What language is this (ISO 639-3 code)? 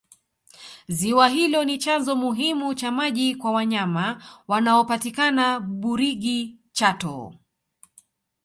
swa